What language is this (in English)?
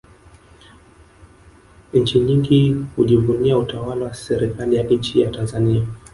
Swahili